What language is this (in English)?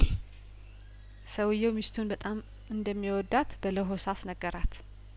Amharic